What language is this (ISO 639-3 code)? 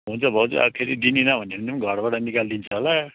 nep